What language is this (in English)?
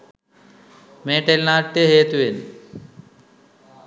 Sinhala